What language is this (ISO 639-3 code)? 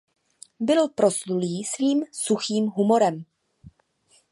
ces